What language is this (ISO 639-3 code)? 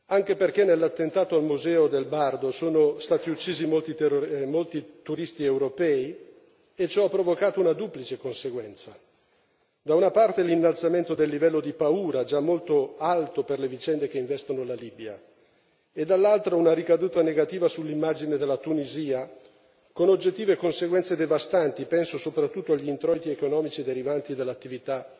ita